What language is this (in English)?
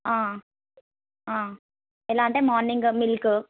Telugu